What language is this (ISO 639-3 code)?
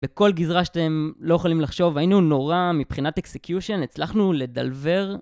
heb